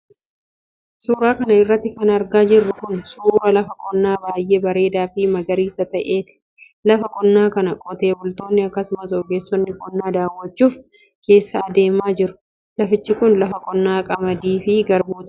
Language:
Oromo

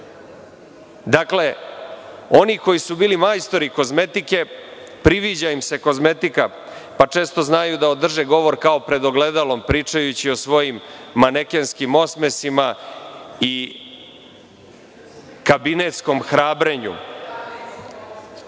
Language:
Serbian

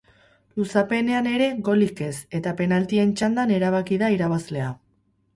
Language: Basque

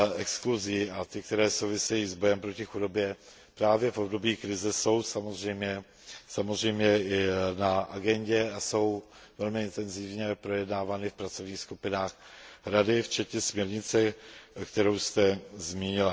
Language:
Czech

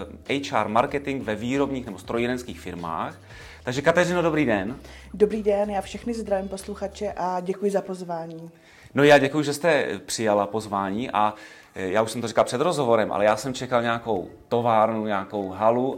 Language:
Czech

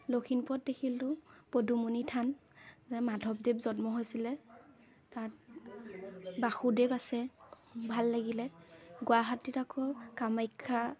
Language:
Assamese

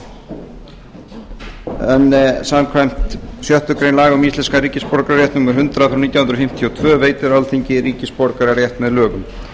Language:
Icelandic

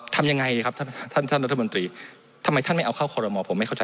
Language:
Thai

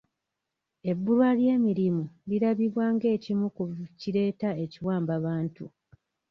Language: Ganda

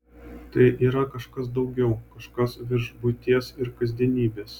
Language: Lithuanian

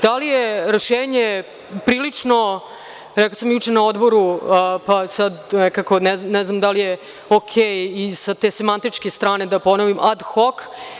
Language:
Serbian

